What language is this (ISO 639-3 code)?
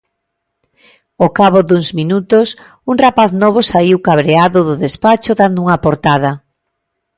glg